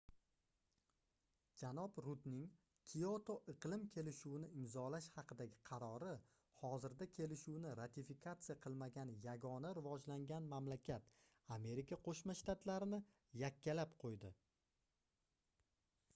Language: Uzbek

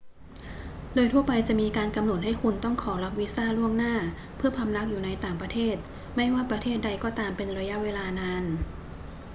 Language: Thai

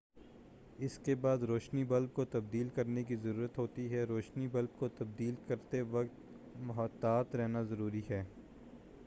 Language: Urdu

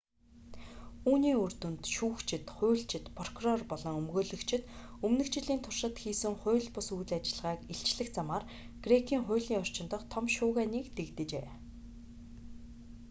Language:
Mongolian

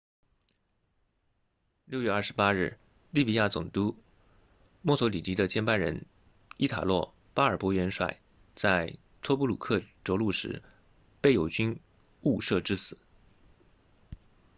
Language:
Chinese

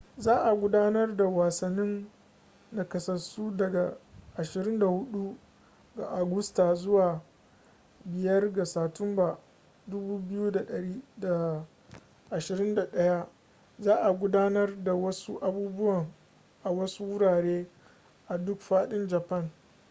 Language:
Hausa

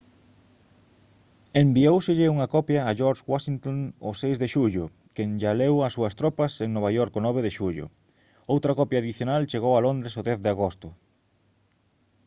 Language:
Galician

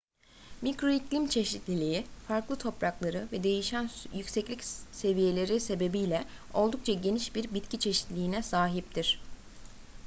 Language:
Turkish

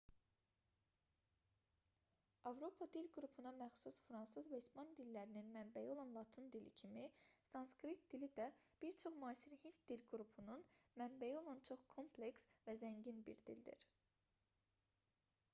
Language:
Azerbaijani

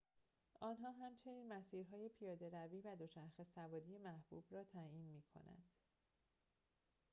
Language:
Persian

